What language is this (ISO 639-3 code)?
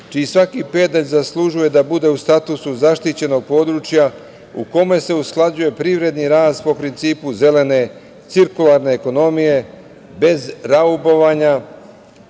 srp